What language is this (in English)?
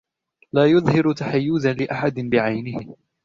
Arabic